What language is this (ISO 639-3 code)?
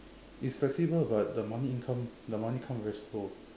eng